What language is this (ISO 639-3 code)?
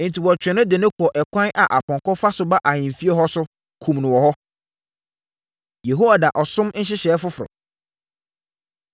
aka